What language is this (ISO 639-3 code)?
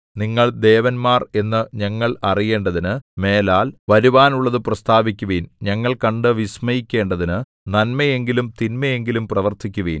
mal